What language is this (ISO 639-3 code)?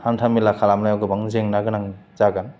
brx